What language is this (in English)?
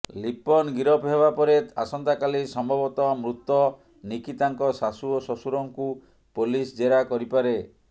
Odia